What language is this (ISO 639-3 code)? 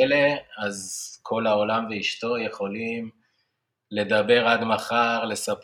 heb